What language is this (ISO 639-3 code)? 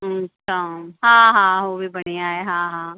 snd